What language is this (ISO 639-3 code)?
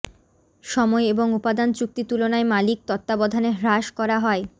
ben